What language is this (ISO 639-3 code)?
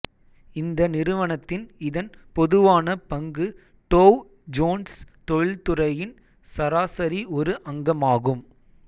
tam